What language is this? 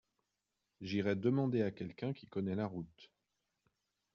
French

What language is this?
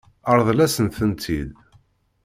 Kabyle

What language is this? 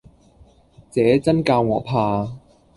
Cantonese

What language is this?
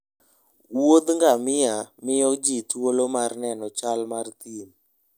Luo (Kenya and Tanzania)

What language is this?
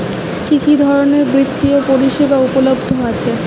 Bangla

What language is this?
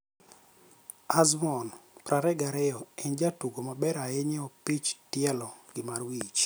Luo (Kenya and Tanzania)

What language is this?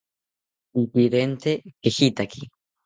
South Ucayali Ashéninka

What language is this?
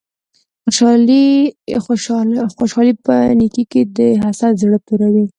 Pashto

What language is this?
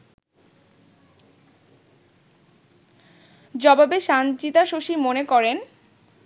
Bangla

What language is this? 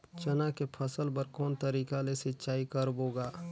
Chhattisgarhi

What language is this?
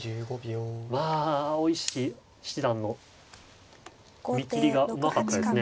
Japanese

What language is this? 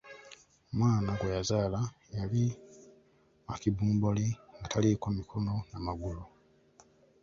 Ganda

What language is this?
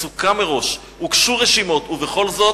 Hebrew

